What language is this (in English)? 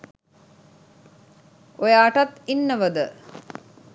Sinhala